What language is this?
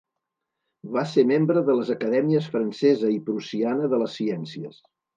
Catalan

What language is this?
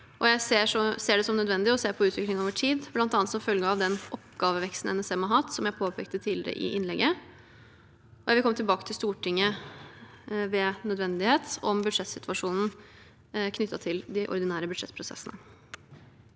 Norwegian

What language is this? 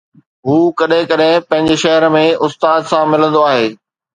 Sindhi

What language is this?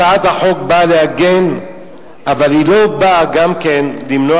Hebrew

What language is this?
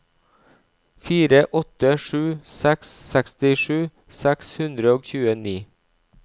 Norwegian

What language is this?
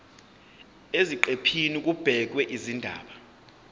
Zulu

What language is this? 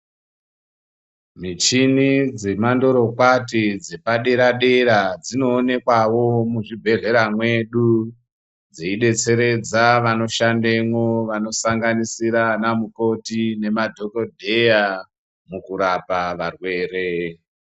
Ndau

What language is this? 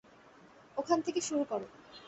Bangla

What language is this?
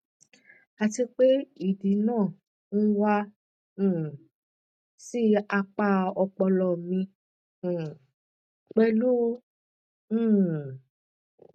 Yoruba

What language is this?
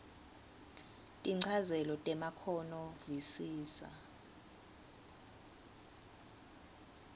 Swati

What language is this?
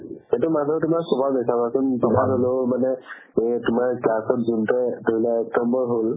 Assamese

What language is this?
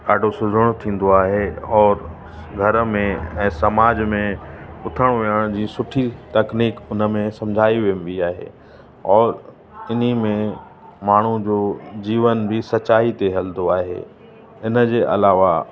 Sindhi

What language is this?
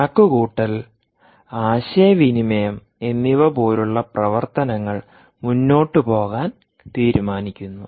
Malayalam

